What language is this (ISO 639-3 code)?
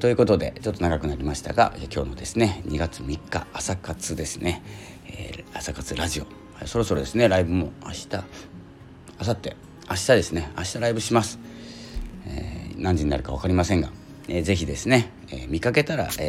jpn